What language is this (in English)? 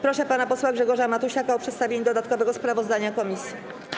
Polish